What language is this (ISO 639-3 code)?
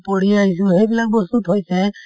asm